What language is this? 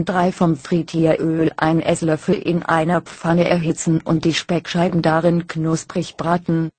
German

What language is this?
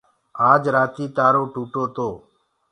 Gurgula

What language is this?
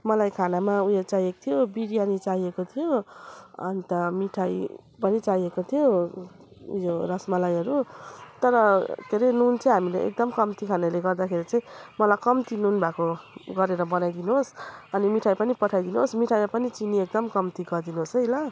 Nepali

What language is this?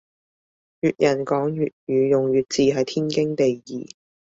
Cantonese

